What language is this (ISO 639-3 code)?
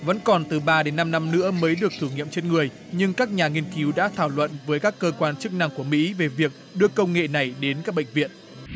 vie